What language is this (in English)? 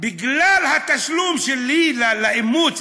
Hebrew